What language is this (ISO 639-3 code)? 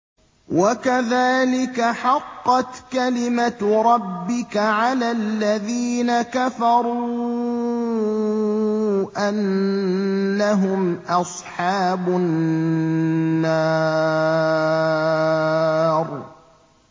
ara